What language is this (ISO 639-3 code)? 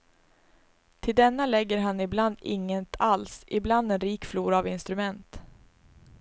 swe